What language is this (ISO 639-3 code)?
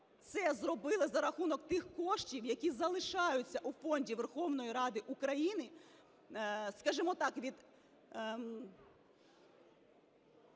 ukr